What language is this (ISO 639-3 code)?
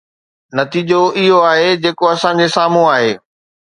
snd